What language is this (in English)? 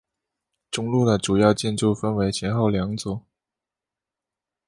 Chinese